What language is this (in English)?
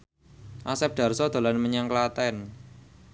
Javanese